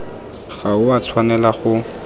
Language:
Tswana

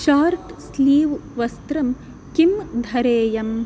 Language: Sanskrit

